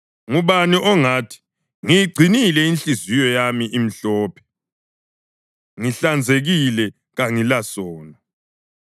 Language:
North Ndebele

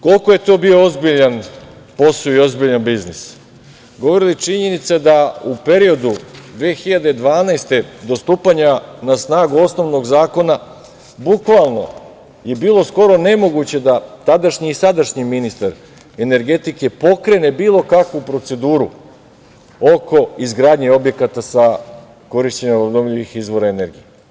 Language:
Serbian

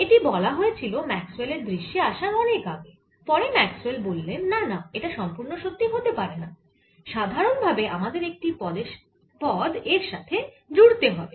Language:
Bangla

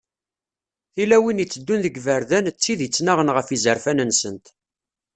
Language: Kabyle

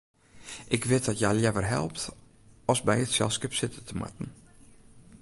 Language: Western Frisian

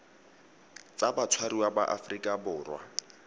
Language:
Tswana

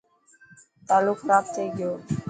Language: Dhatki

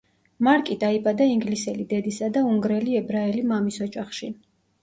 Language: Georgian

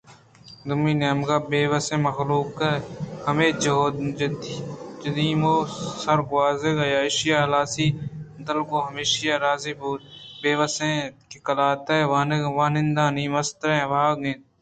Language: Eastern Balochi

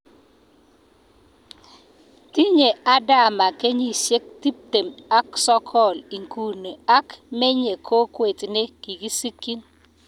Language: Kalenjin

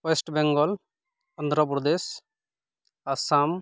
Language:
Santali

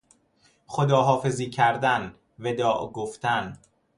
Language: Persian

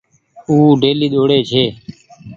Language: Goaria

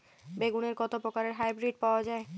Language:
Bangla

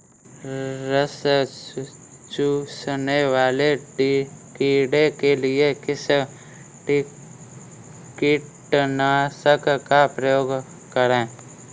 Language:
Hindi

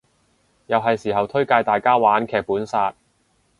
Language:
Cantonese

